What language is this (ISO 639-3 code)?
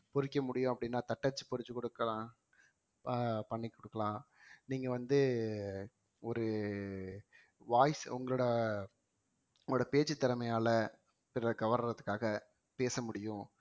tam